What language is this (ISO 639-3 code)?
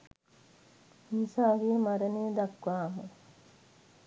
sin